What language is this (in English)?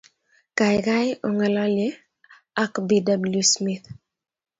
Kalenjin